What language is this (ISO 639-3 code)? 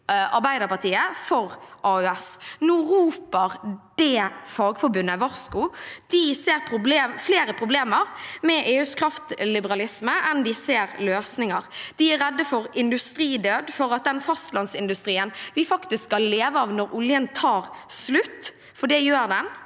nor